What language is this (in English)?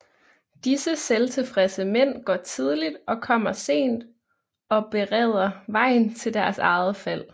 Danish